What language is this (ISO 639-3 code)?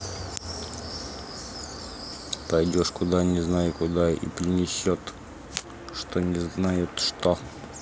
rus